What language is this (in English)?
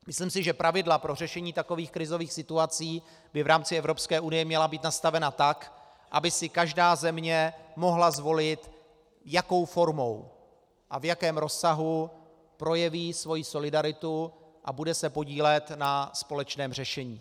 Czech